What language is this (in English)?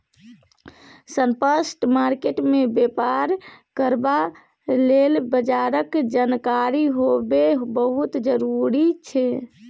Maithili